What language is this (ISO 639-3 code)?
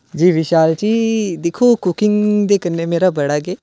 doi